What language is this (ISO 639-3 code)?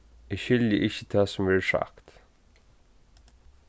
fao